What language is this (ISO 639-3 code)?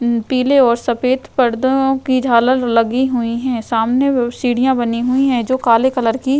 hin